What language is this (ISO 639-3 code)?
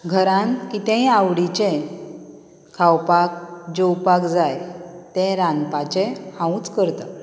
kok